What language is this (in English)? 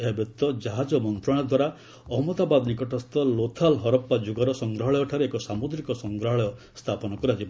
Odia